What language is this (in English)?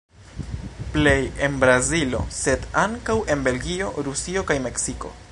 Esperanto